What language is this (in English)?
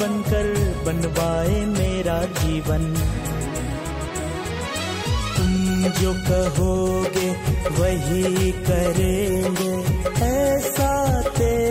Hindi